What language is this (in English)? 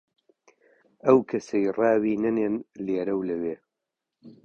Central Kurdish